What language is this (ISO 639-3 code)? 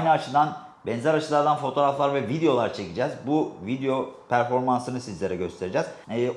tur